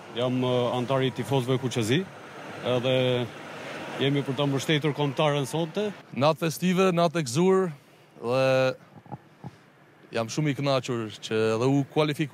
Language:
Romanian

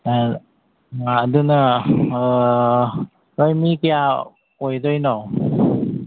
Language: Manipuri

